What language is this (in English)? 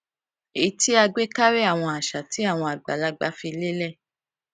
Yoruba